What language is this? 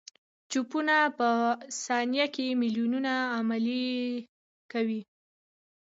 Pashto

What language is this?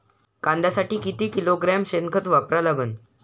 Marathi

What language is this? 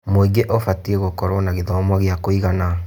Kikuyu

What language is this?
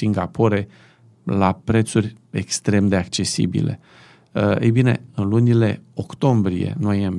Romanian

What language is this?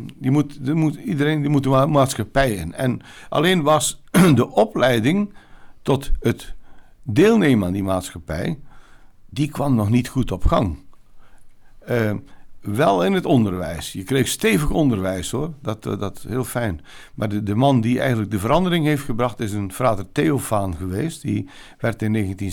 Dutch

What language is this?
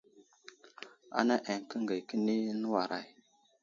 Wuzlam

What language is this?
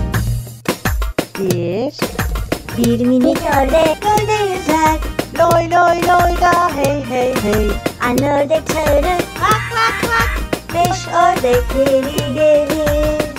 Turkish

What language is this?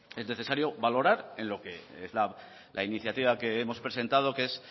Spanish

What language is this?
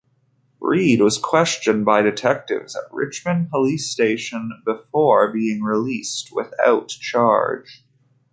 English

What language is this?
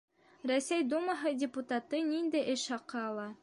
Bashkir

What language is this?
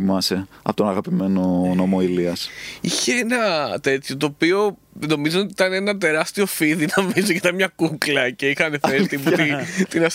Greek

